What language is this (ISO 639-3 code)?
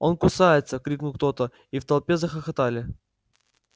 rus